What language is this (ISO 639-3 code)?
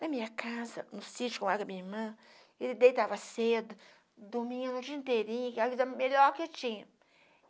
por